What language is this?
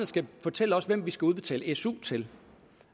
Danish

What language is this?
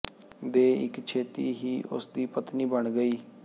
Punjabi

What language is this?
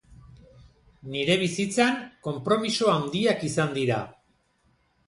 Basque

